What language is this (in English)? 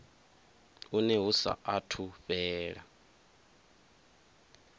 Venda